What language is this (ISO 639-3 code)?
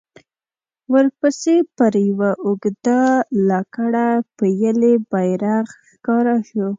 pus